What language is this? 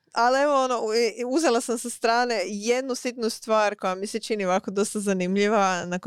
Croatian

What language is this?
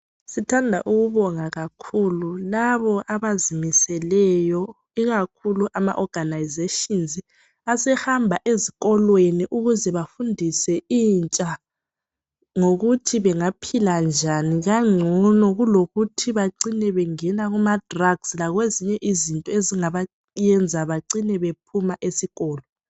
North Ndebele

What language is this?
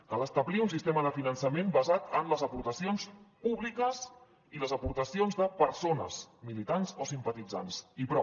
Catalan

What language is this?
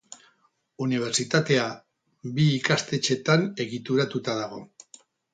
Basque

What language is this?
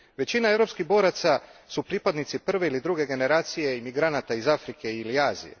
Croatian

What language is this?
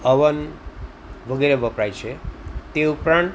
Gujarati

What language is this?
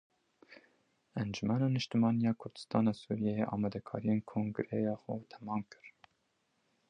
Kurdish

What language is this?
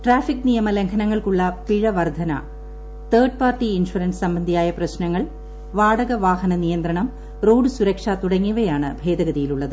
Malayalam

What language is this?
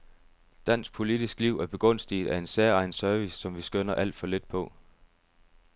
Danish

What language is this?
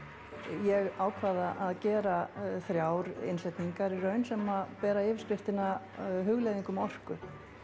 Icelandic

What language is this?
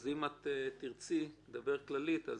Hebrew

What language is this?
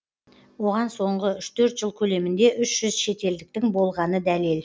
Kazakh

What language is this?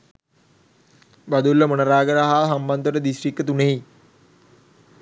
Sinhala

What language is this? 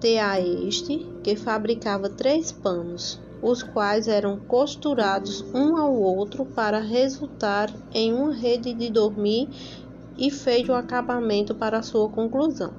Portuguese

